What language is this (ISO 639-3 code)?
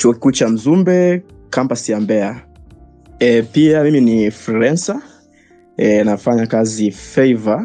swa